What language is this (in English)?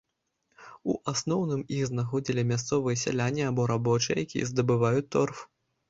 Belarusian